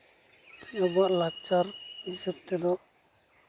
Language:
Santali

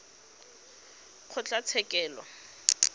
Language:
Tswana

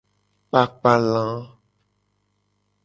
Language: Gen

